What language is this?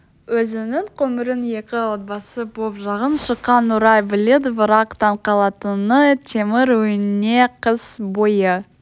Kazakh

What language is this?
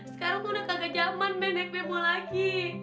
Indonesian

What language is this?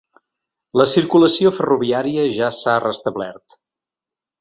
Catalan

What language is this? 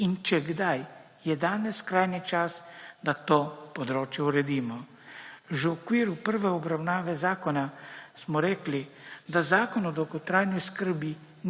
Slovenian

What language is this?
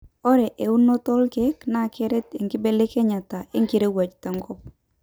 Masai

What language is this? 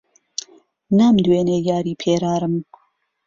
Central Kurdish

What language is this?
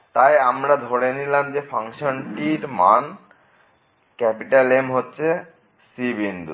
Bangla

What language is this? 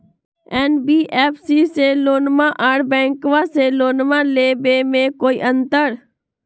Magahi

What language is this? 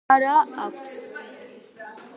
Georgian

